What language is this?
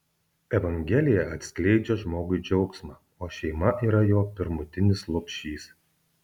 Lithuanian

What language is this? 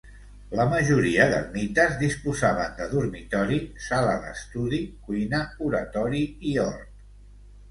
Catalan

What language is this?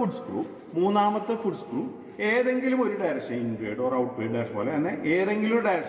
Turkish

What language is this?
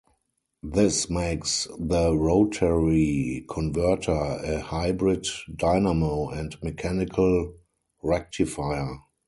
English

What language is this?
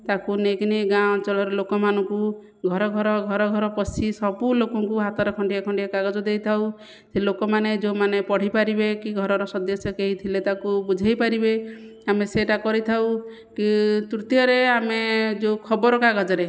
Odia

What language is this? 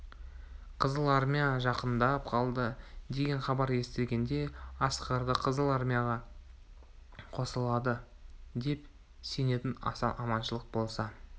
Kazakh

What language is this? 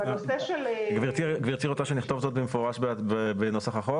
Hebrew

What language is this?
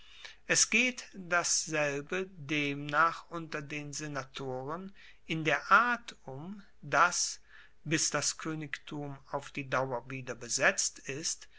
German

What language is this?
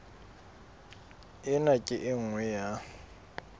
Southern Sotho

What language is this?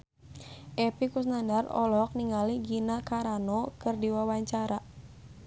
Sundanese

